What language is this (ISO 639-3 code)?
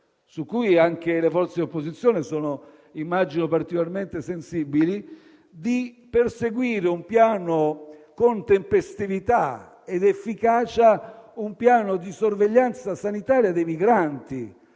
ita